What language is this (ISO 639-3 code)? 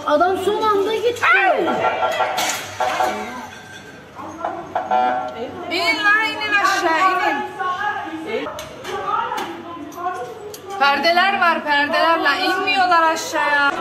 tur